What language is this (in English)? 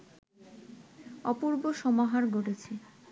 Bangla